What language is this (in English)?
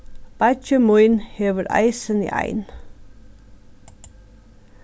Faroese